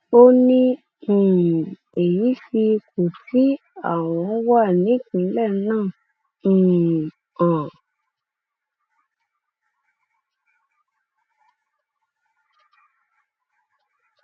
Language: Yoruba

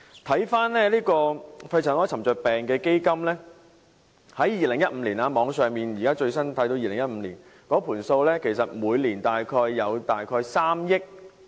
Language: Cantonese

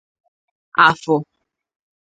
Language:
Igbo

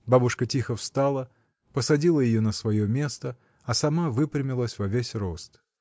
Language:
Russian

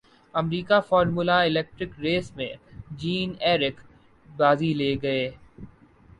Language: Urdu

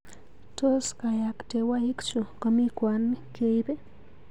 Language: Kalenjin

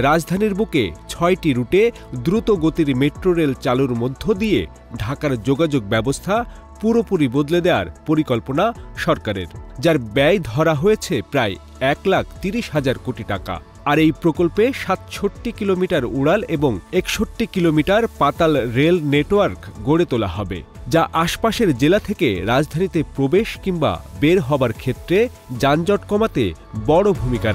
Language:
English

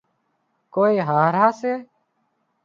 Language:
Wadiyara Koli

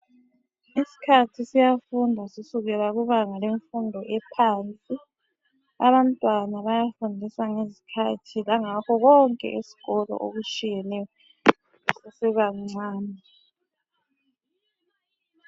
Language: North Ndebele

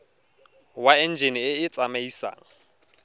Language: Tswana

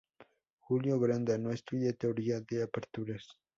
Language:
Spanish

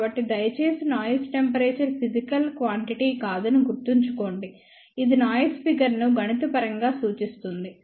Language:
Telugu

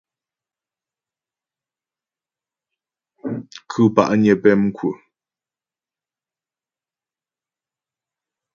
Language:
Ghomala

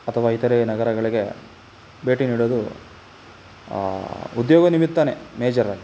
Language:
Kannada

